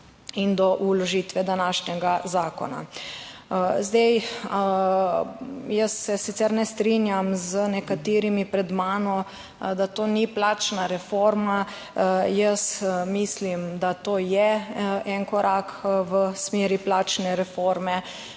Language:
Slovenian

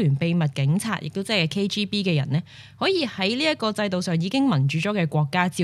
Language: Chinese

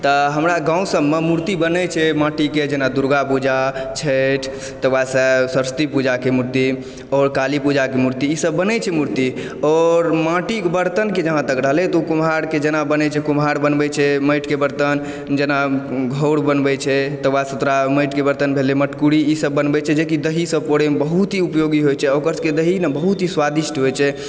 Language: Maithili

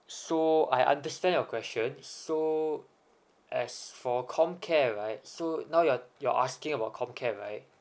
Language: English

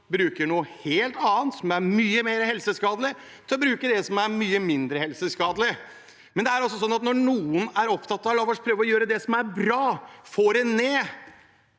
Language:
Norwegian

